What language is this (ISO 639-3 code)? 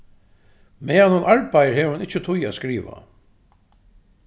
fao